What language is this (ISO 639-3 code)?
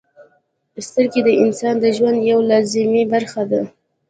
pus